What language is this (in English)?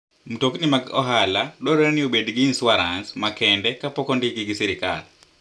Luo (Kenya and Tanzania)